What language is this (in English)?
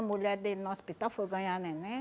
Portuguese